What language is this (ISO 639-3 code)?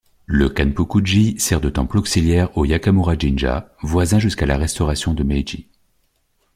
fra